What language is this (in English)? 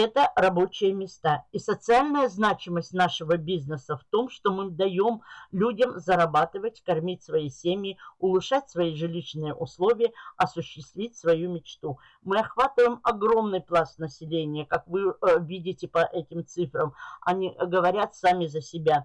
Russian